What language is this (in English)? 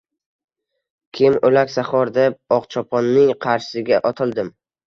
Uzbek